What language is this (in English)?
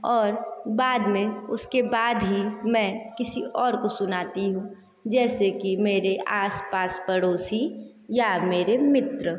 Hindi